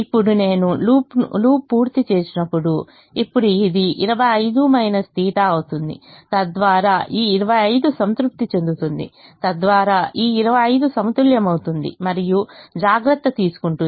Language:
Telugu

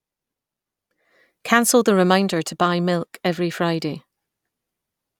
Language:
English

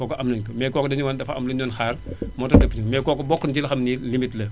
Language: Wolof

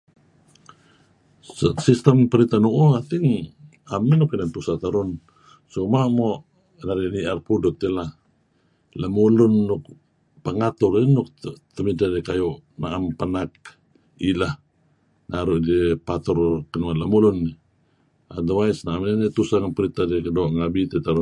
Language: Kelabit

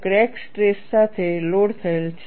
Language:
Gujarati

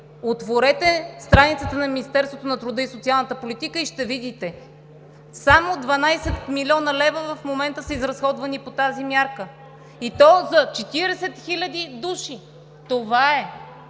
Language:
Bulgarian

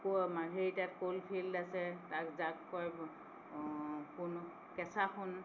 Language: Assamese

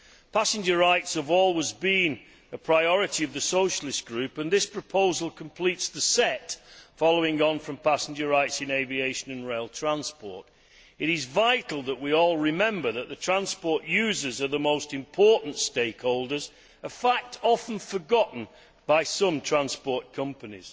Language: English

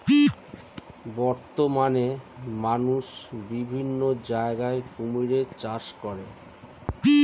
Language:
Bangla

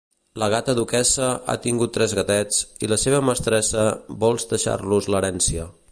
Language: Catalan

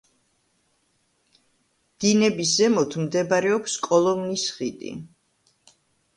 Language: Georgian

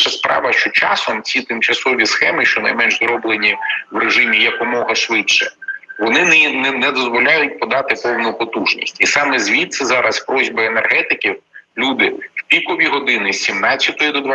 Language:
Ukrainian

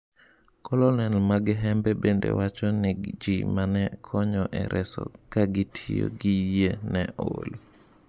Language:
Luo (Kenya and Tanzania)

